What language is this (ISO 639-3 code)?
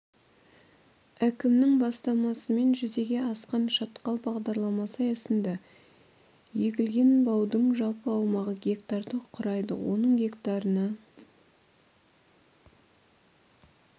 kaz